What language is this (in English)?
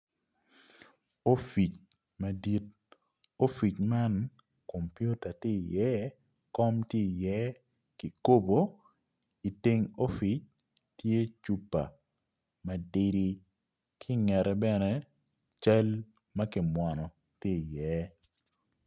Acoli